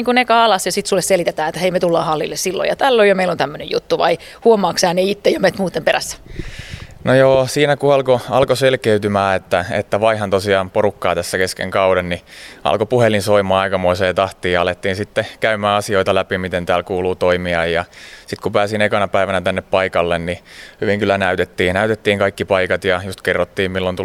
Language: Finnish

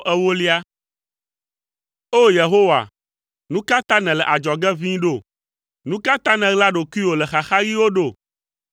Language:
Ewe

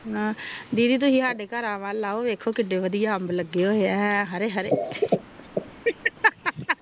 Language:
Punjabi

